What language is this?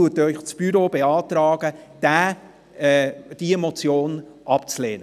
Swiss German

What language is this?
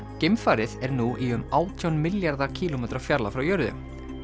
Icelandic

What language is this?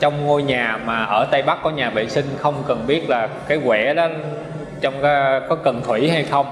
Vietnamese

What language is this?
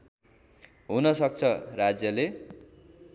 Nepali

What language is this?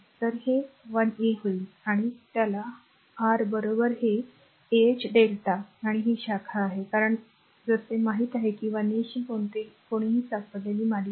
Marathi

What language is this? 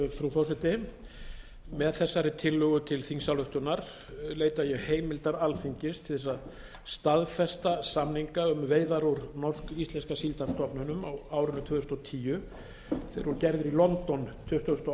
Icelandic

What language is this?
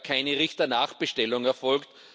German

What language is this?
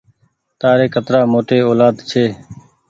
Goaria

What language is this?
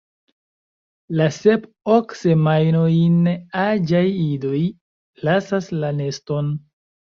Esperanto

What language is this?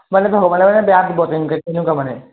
Assamese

